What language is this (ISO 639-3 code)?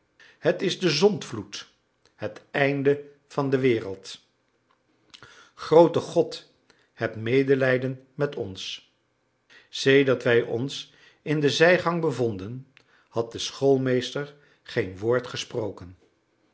nld